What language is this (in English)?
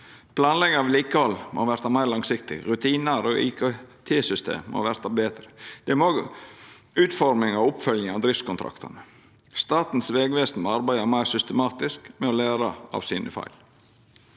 Norwegian